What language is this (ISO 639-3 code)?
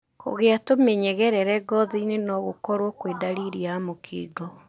kik